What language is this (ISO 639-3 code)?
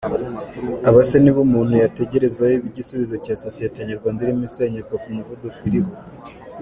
kin